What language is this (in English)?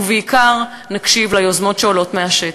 Hebrew